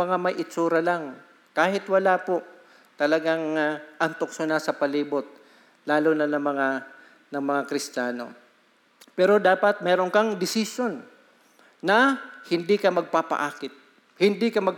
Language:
Filipino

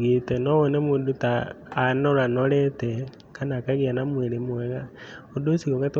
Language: Kikuyu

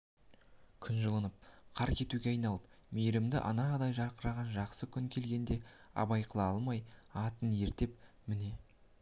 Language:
Kazakh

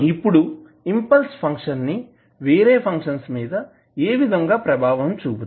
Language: Telugu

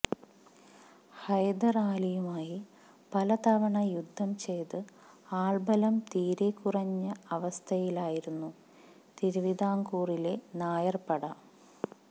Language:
Malayalam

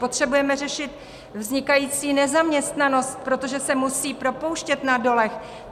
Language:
Czech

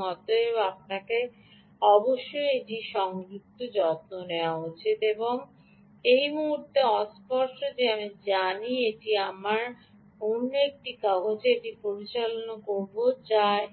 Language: Bangla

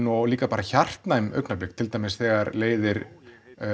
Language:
Icelandic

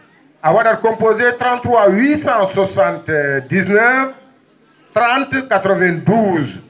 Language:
Fula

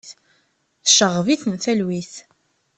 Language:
Kabyle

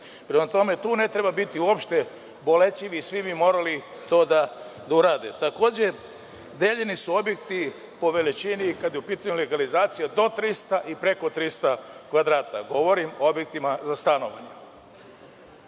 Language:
Serbian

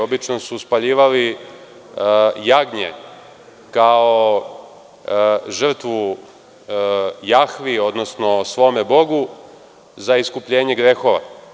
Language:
Serbian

